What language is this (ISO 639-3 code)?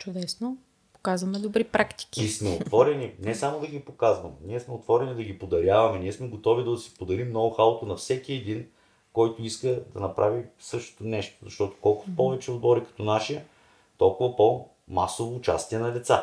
bul